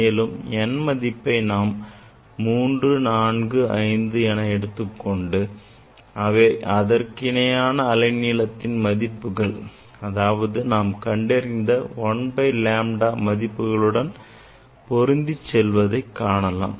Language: Tamil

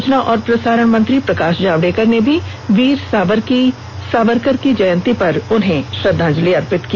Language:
Hindi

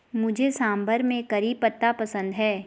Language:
Hindi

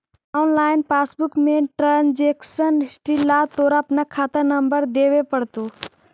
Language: Magahi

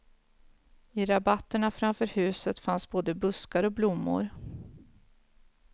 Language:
Swedish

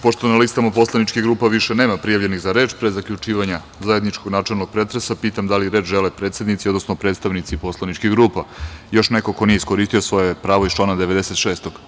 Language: Serbian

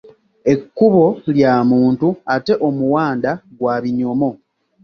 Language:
Ganda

